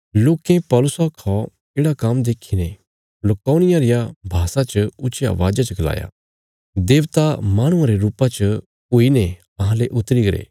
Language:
Bilaspuri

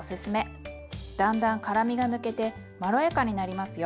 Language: Japanese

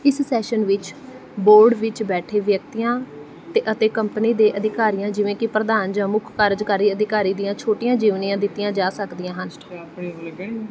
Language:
Punjabi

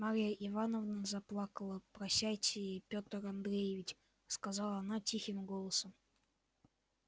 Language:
Russian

